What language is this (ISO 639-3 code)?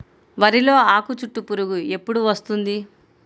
tel